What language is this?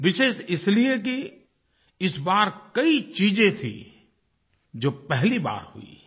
Hindi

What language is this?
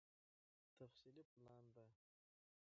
Pashto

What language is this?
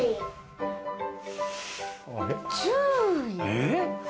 Japanese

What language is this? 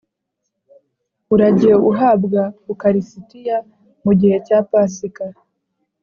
Kinyarwanda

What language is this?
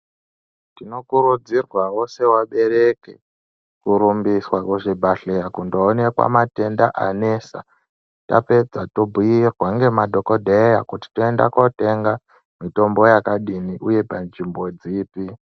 Ndau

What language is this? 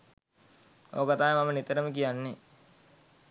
Sinhala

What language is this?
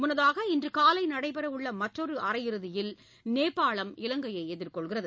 Tamil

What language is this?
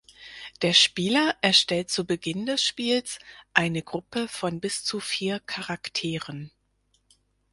German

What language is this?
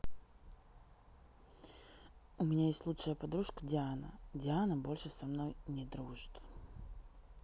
Russian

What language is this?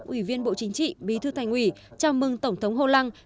Vietnamese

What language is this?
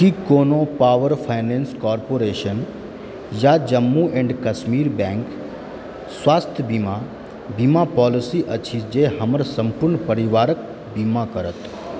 Maithili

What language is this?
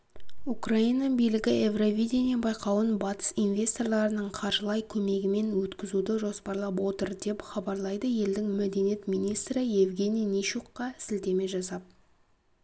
Kazakh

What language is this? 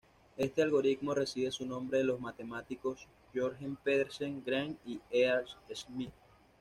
Spanish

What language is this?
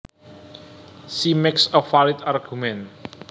Javanese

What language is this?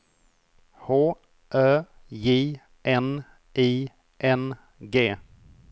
Swedish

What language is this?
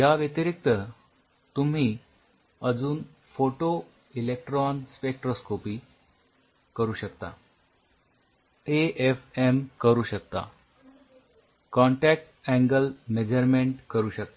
Marathi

